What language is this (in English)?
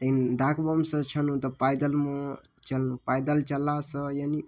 Maithili